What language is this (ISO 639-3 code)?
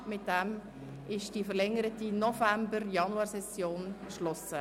gsw